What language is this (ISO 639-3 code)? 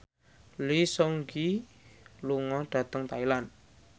jav